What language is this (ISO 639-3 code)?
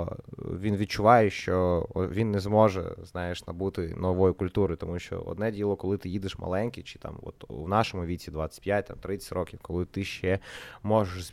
ukr